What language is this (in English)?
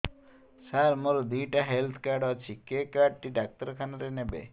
Odia